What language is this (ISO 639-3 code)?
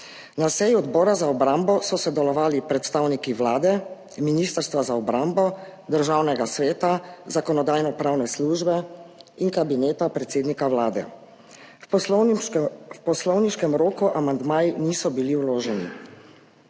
slv